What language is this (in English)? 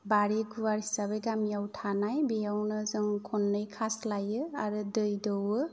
Bodo